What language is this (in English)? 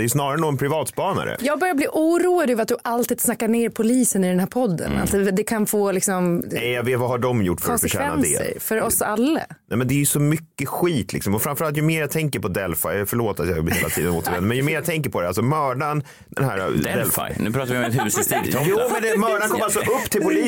Swedish